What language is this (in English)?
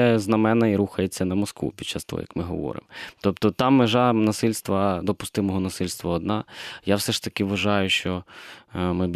Ukrainian